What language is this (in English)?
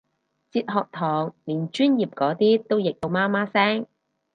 Cantonese